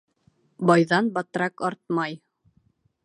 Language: Bashkir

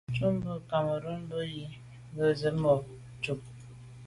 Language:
Medumba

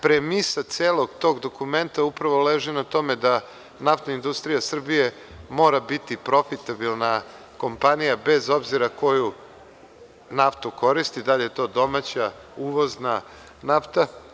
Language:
Serbian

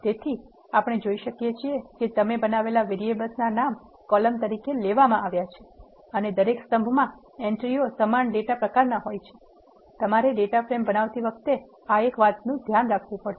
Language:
Gujarati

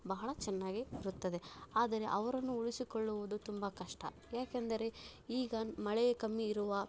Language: Kannada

